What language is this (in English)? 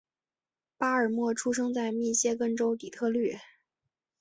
Chinese